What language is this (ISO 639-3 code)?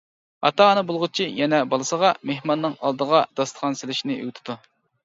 uig